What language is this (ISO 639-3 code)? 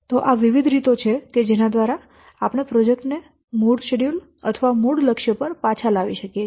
guj